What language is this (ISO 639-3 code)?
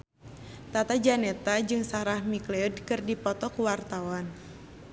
sun